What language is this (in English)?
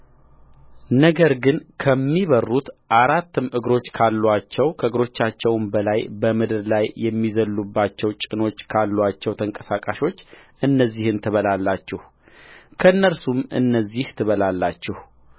Amharic